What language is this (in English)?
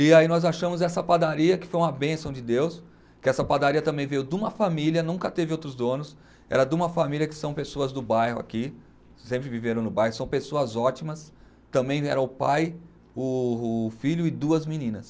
Portuguese